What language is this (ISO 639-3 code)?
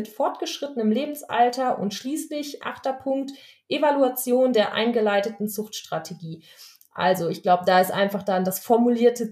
deu